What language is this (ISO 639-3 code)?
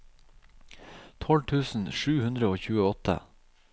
nor